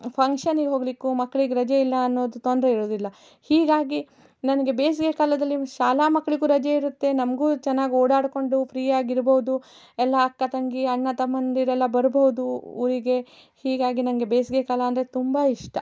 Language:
Kannada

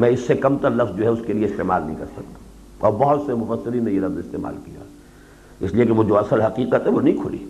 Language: Urdu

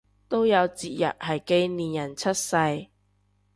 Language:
Cantonese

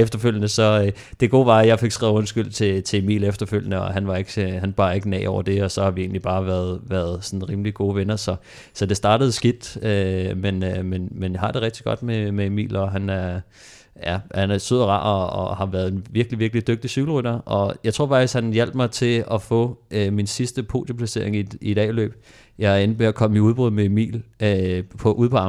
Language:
Danish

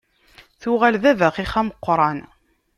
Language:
Kabyle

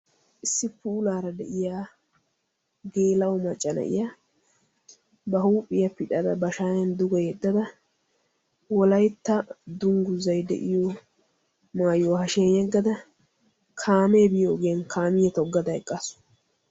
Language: Wolaytta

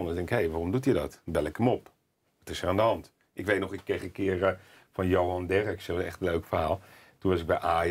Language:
Dutch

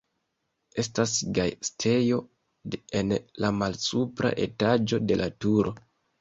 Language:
Esperanto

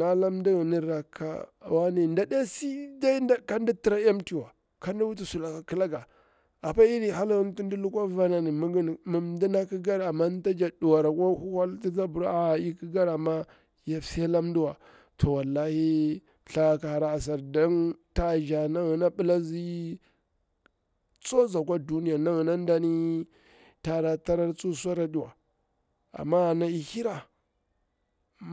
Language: Bura-Pabir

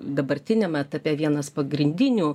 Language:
Lithuanian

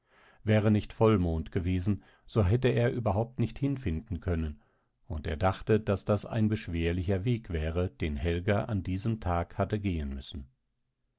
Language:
German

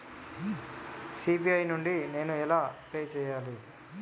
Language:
Telugu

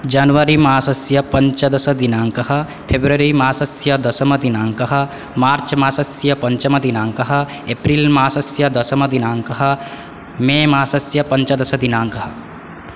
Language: Sanskrit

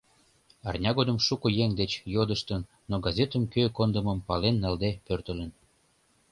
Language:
Mari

